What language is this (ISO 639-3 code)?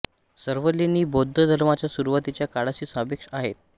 mar